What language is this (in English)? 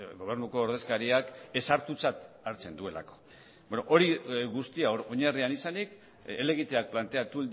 Basque